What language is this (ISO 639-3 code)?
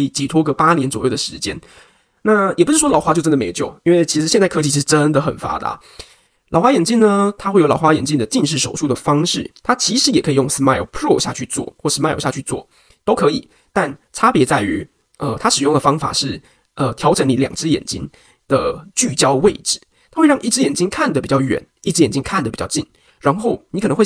zho